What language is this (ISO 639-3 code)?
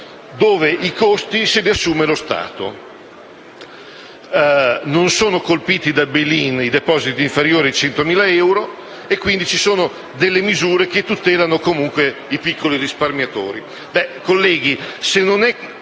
ita